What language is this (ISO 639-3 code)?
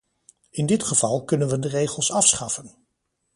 nld